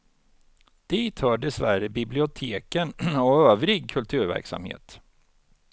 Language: Swedish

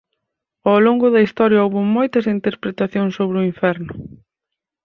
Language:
Galician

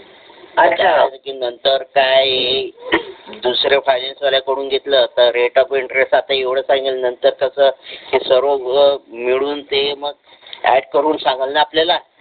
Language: Marathi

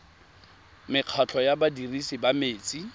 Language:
Tswana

